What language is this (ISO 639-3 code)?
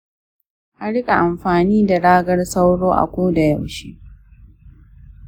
hau